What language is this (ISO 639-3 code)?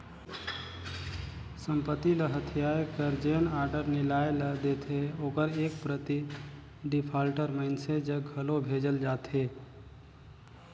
hne